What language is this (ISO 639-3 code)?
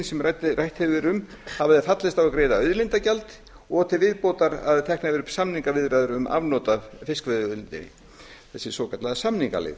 isl